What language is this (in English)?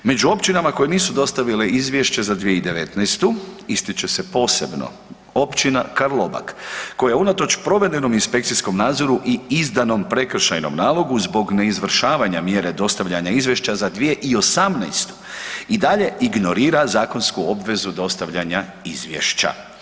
Croatian